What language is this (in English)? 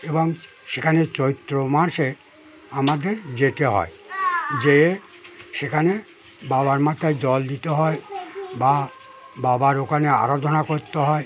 Bangla